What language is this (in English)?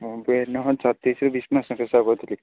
Odia